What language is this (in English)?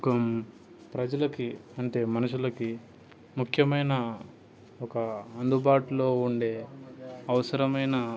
Telugu